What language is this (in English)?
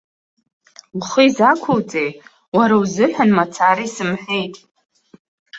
Abkhazian